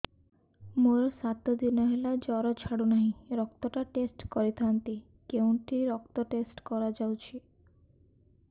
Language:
Odia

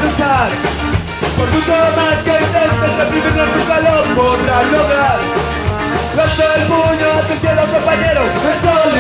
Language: Arabic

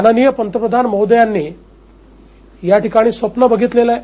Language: Marathi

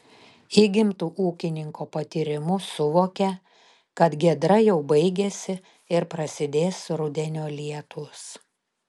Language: Lithuanian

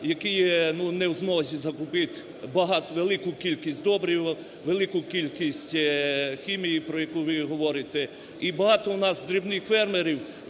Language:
Ukrainian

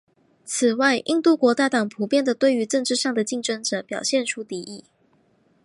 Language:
Chinese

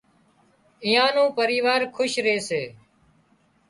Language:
Wadiyara Koli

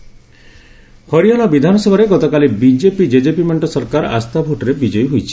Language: Odia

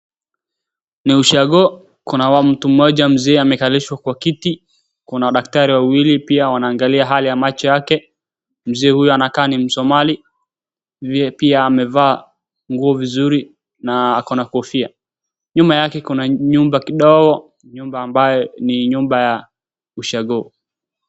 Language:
Swahili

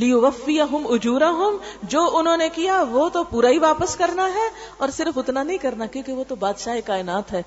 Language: Urdu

